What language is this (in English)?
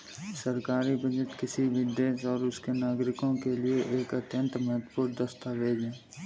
Hindi